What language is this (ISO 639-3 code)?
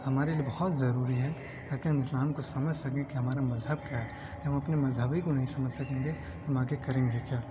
urd